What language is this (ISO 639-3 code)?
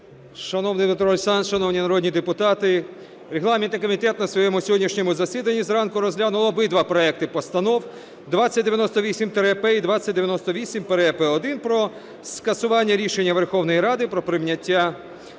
ukr